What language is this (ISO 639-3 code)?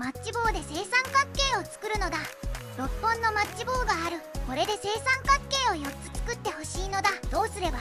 jpn